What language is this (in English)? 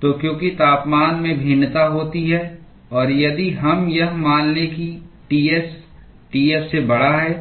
Hindi